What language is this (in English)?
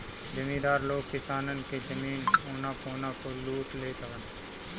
Bhojpuri